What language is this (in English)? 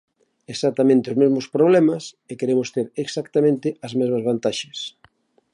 Galician